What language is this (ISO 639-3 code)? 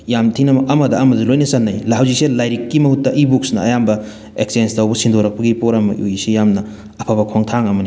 mni